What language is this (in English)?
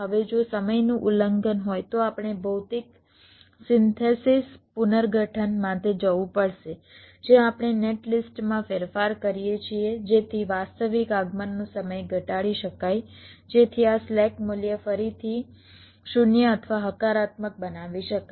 Gujarati